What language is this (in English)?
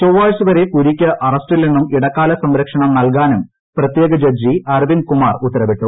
Malayalam